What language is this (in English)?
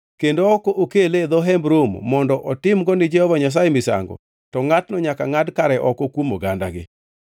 Luo (Kenya and Tanzania)